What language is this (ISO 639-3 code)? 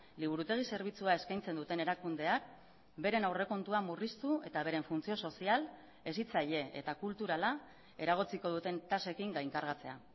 eus